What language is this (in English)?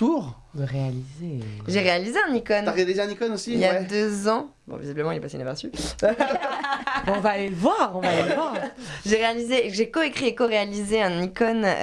French